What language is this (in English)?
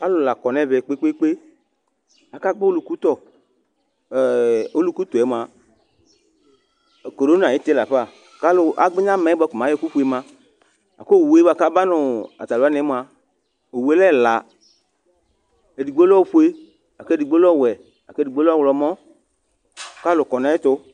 Ikposo